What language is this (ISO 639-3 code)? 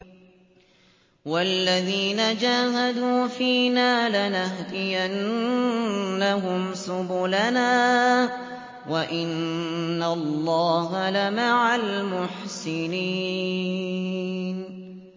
ara